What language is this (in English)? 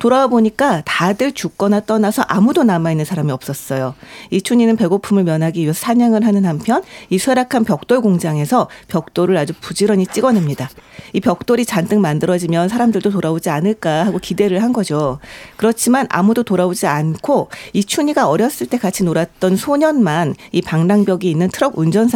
Korean